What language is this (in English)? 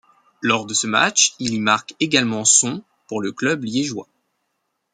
French